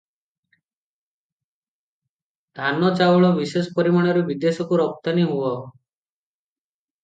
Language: Odia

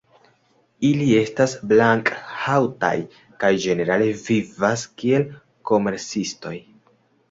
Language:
Esperanto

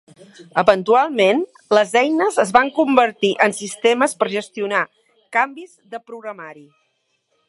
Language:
Catalan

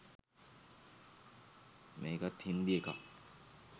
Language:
Sinhala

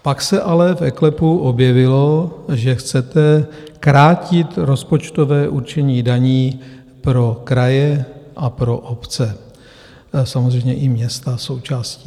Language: Czech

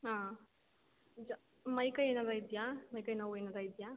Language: Kannada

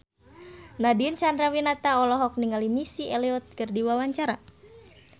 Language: Sundanese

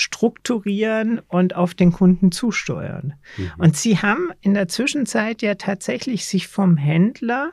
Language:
German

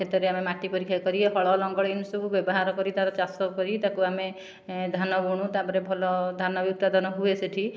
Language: Odia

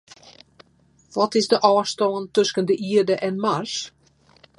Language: Western Frisian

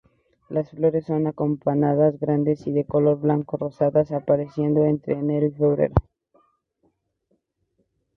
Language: Spanish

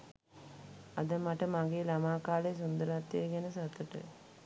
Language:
Sinhala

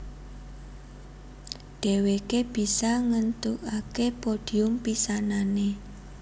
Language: Javanese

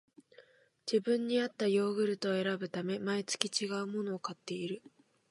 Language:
Japanese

